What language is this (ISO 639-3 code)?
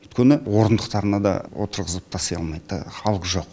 kaz